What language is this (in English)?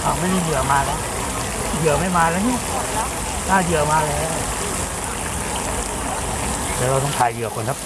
Thai